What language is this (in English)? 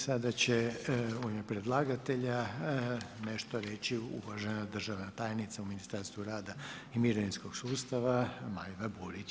Croatian